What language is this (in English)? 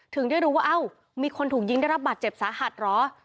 Thai